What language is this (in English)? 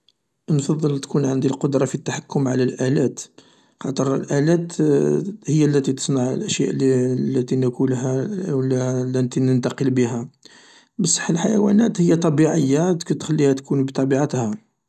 Algerian Arabic